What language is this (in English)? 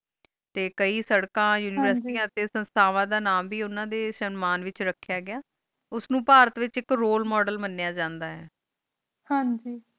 Punjabi